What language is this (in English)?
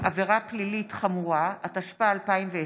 Hebrew